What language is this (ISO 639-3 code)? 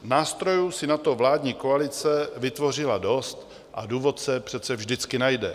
ces